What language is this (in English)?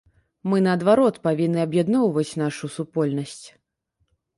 Belarusian